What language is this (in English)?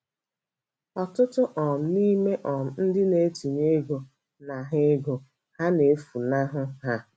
Igbo